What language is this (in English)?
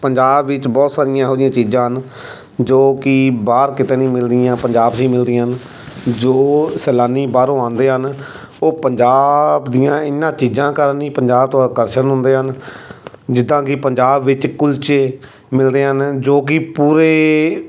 Punjabi